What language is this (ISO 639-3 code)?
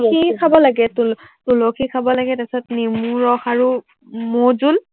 asm